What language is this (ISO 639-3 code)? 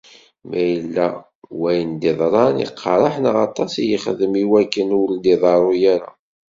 kab